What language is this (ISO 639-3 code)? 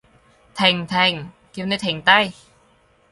yue